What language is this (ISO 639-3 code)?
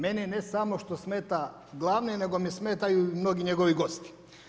hrv